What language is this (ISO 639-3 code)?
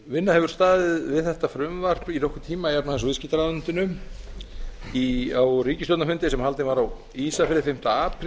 isl